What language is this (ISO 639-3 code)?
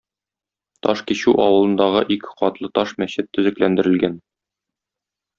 tat